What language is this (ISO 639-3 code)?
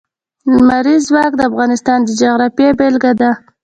pus